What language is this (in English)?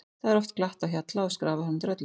Icelandic